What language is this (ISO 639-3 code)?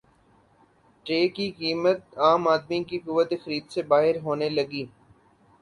urd